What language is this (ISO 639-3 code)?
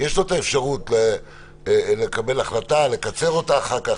heb